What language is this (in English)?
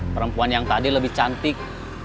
Indonesian